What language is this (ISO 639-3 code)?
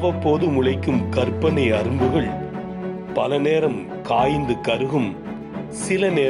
tam